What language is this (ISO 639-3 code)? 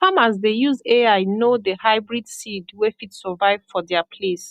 pcm